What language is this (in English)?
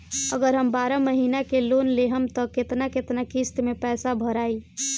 Bhojpuri